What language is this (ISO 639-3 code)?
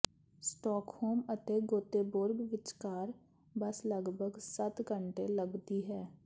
pan